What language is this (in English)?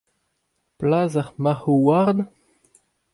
Breton